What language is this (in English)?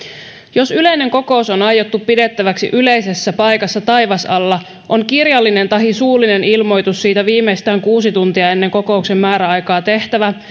Finnish